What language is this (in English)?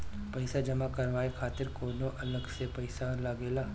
Bhojpuri